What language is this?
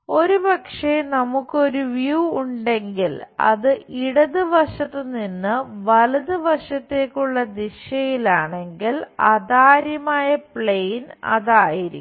Malayalam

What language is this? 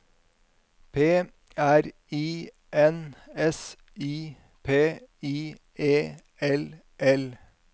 Norwegian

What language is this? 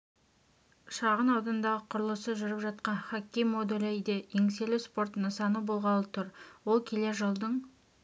Kazakh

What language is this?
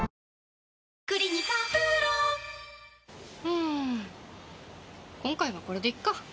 Japanese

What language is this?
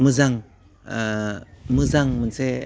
Bodo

